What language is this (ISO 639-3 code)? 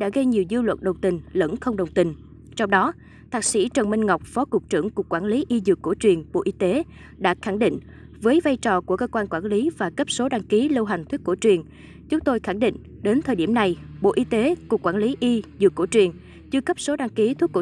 vie